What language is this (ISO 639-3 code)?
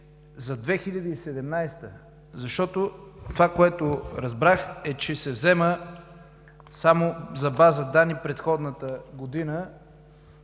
bul